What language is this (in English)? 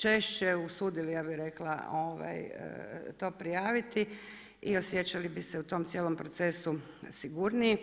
Croatian